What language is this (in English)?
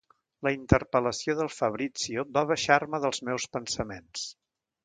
Catalan